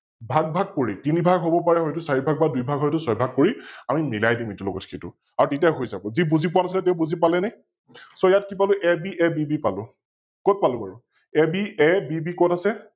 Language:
Assamese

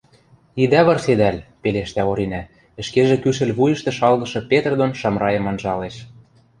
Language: Western Mari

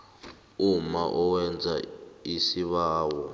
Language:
South Ndebele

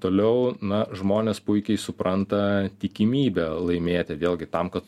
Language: Lithuanian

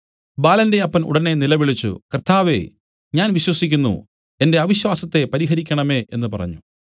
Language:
Malayalam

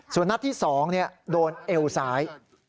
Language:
Thai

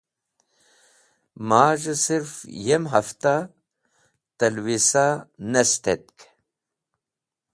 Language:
Wakhi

